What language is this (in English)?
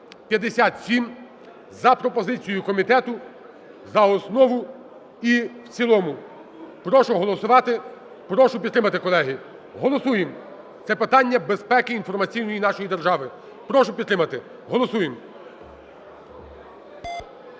Ukrainian